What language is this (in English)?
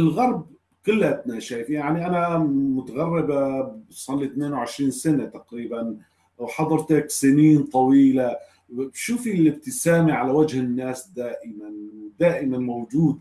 Arabic